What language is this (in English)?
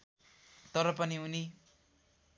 Nepali